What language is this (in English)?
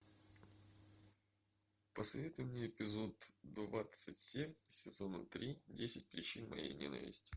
Russian